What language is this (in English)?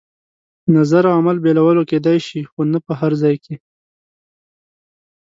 Pashto